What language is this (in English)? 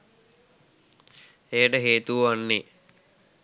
Sinhala